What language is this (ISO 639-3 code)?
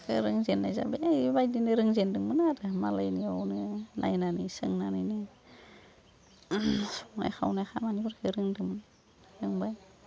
brx